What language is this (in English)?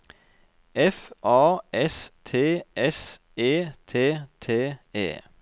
Norwegian